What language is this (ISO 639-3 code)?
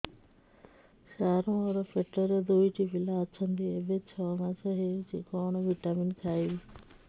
ori